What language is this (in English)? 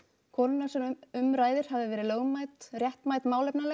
Icelandic